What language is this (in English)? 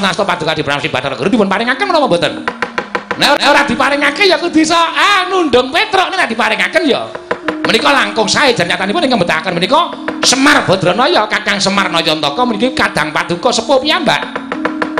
Indonesian